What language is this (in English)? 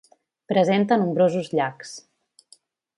Catalan